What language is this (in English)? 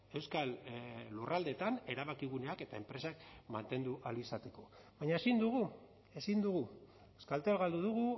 Basque